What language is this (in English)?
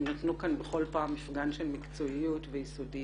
Hebrew